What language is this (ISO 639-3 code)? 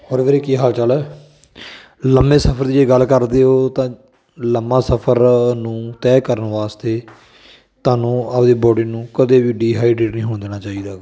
pan